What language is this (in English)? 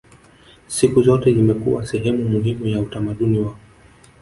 Swahili